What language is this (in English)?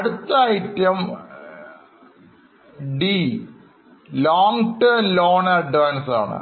Malayalam